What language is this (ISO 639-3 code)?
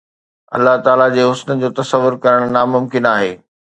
snd